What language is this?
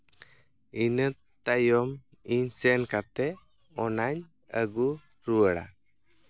Santali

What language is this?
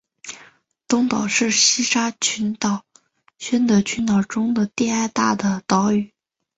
Chinese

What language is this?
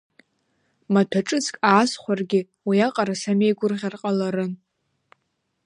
Abkhazian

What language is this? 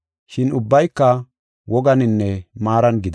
Gofa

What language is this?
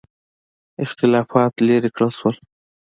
Pashto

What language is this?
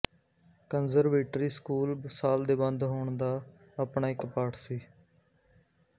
Punjabi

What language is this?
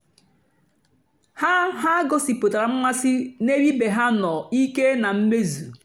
Igbo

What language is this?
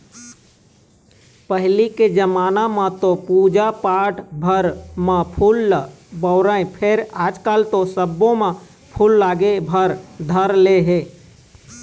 Chhattisgarhi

